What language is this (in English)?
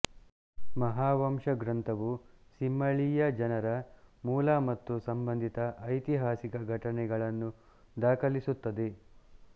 Kannada